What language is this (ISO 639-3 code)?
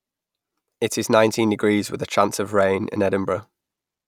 eng